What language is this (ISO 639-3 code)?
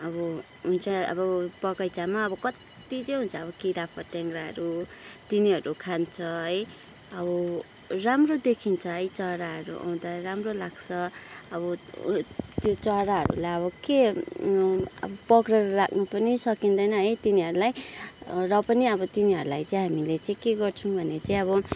nep